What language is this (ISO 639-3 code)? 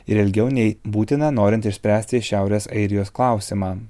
lit